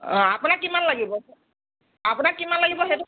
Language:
Assamese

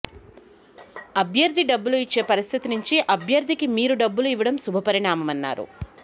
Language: Telugu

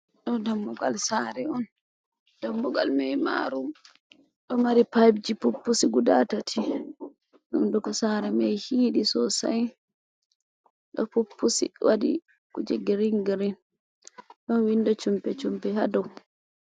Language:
Fula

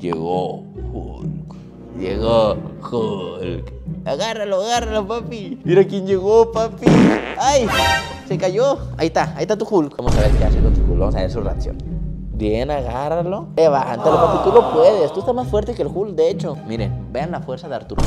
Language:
Spanish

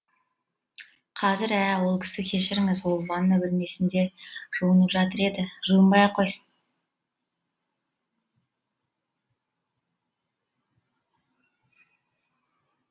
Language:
Kazakh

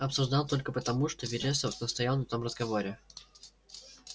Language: Russian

